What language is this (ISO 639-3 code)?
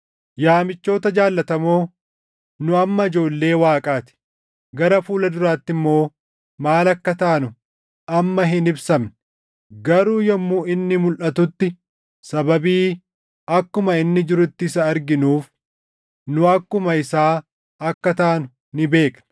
orm